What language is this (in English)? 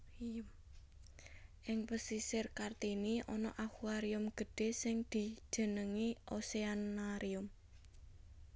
Javanese